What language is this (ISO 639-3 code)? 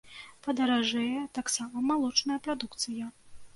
bel